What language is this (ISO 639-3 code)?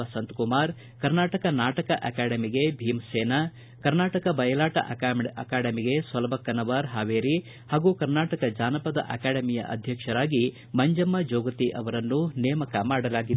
kan